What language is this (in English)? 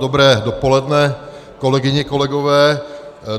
Czech